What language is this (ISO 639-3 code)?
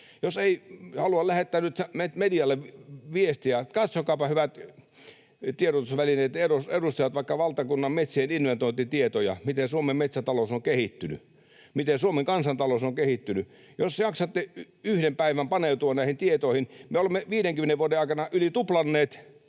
fin